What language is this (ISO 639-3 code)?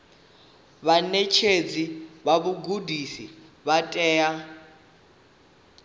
ven